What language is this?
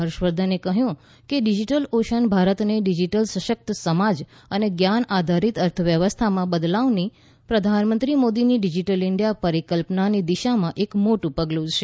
Gujarati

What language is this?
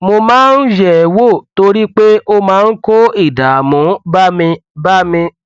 Yoruba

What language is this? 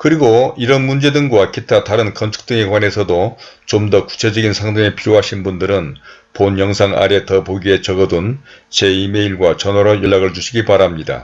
Korean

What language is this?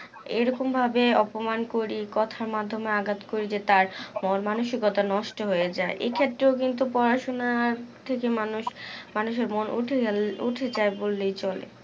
Bangla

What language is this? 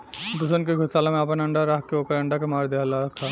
Bhojpuri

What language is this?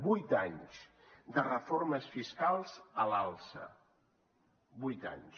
Catalan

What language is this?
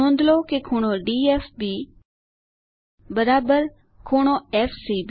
Gujarati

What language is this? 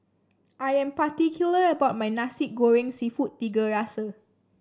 English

